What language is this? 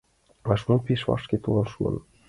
Mari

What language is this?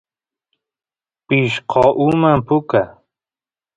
Santiago del Estero Quichua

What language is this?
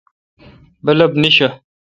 Kalkoti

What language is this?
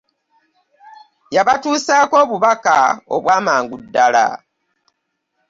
Ganda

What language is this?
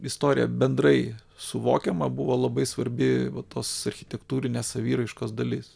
Lithuanian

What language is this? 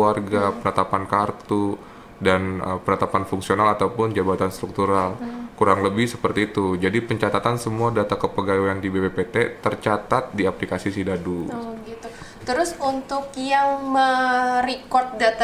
Indonesian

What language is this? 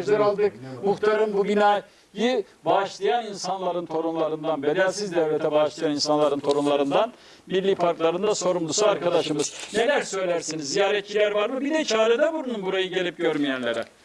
Turkish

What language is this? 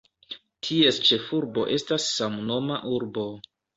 Esperanto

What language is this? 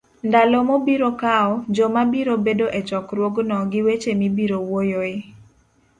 Luo (Kenya and Tanzania)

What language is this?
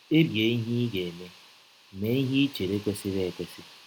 Igbo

